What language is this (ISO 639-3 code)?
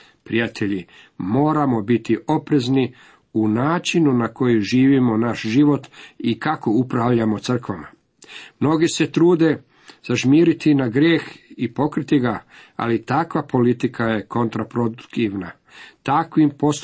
hrv